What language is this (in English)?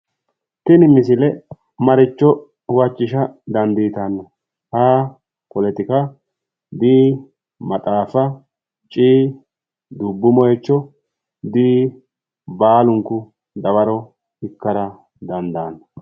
Sidamo